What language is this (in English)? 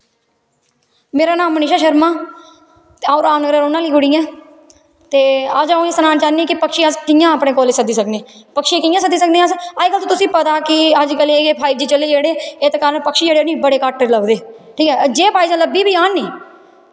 Dogri